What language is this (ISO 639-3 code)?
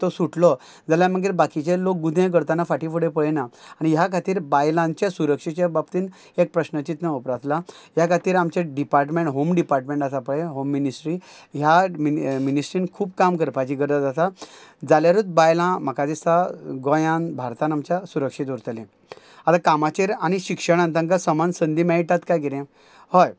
kok